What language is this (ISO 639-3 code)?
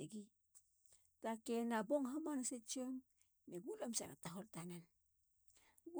hla